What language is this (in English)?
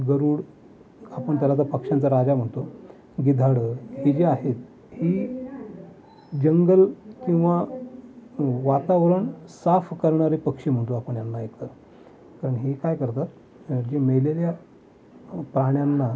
Marathi